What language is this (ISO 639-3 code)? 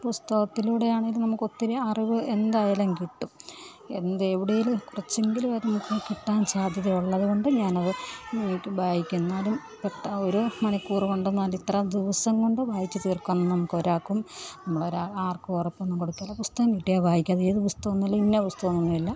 mal